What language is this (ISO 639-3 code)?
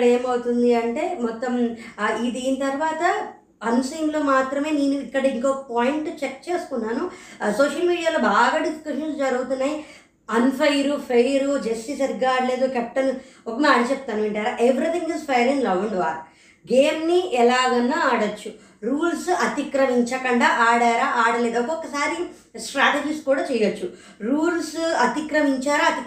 tel